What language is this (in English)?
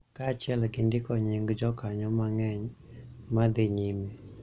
Luo (Kenya and Tanzania)